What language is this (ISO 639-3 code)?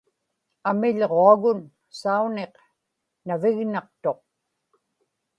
ipk